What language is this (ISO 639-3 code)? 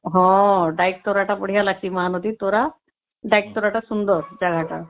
ori